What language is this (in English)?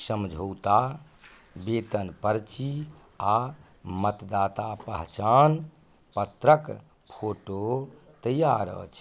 Maithili